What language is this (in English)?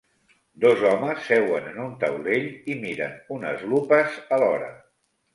Catalan